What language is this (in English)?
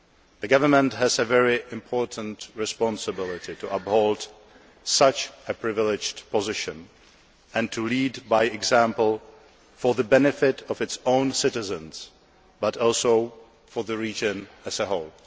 English